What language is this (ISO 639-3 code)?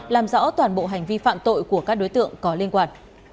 vie